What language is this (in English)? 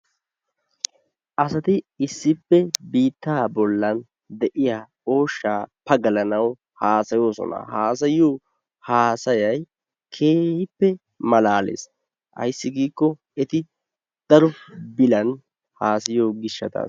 Wolaytta